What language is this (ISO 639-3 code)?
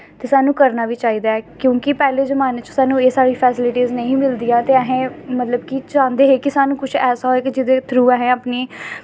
doi